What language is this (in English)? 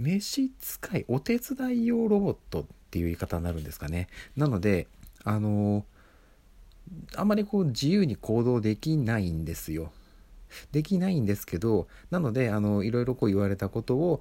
Japanese